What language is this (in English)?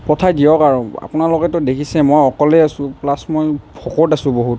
Assamese